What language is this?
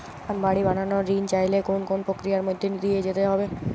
Bangla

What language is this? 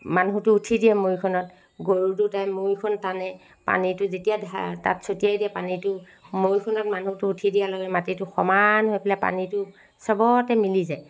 Assamese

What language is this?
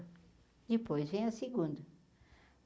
Portuguese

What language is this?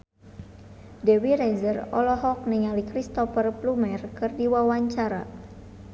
Sundanese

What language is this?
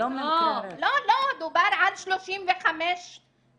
Hebrew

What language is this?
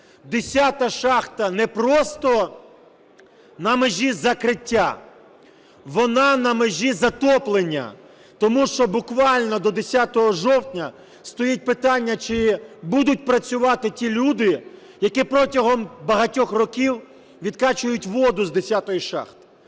Ukrainian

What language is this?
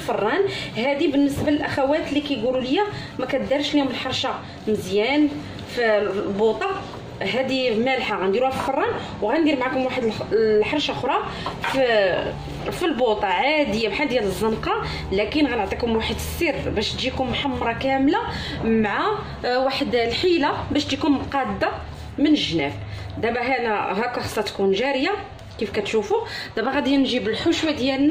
Arabic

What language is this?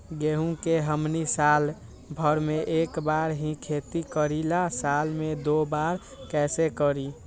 Magahi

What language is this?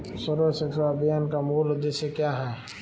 Hindi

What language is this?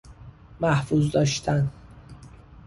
Persian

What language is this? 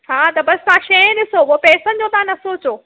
Sindhi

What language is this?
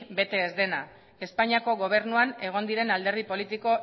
Basque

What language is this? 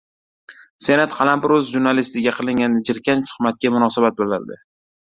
Uzbek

